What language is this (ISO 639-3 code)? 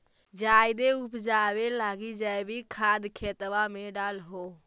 mag